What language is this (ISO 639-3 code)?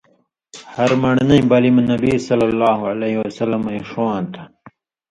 mvy